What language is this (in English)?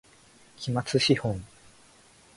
Japanese